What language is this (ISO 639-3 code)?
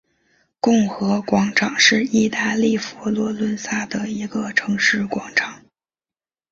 zho